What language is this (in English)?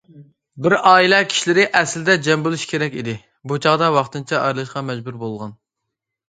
Uyghur